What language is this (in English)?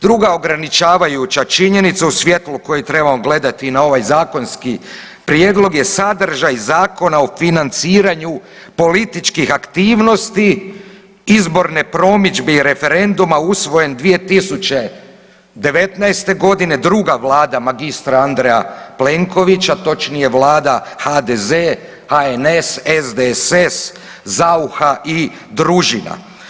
Croatian